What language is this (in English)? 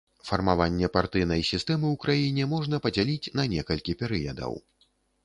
Belarusian